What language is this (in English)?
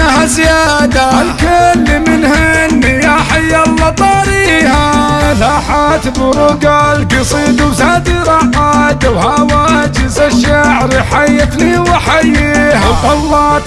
Arabic